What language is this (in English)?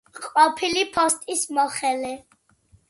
Georgian